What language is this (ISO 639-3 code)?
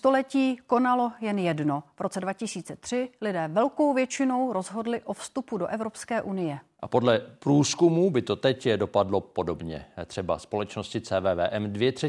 ces